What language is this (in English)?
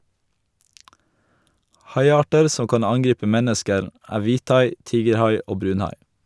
Norwegian